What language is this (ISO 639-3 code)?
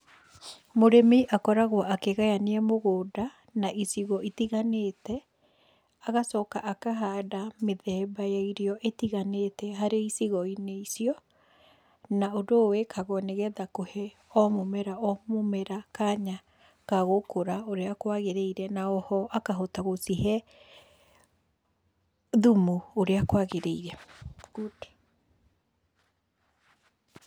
kik